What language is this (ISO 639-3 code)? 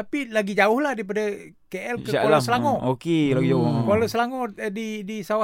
msa